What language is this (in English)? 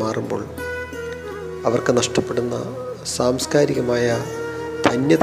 Malayalam